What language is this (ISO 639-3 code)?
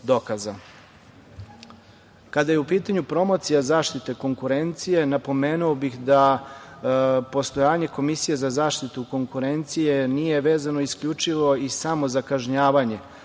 srp